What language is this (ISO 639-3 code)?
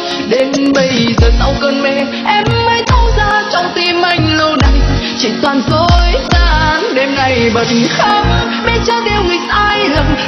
vie